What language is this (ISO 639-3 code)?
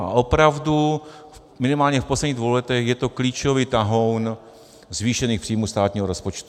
ces